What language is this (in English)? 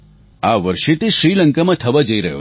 Gujarati